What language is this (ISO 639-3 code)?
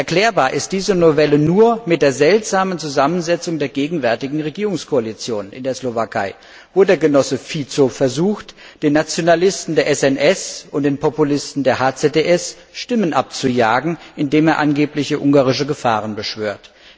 deu